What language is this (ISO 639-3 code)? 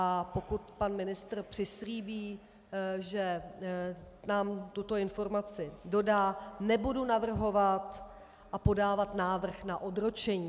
ces